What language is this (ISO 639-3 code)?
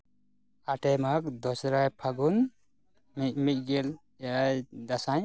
sat